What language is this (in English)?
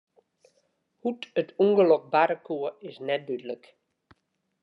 Western Frisian